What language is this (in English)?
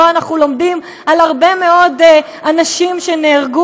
Hebrew